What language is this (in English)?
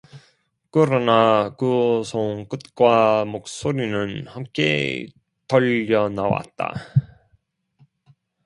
Korean